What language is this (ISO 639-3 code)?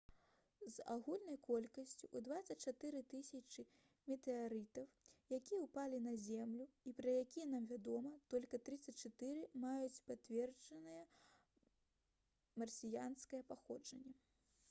bel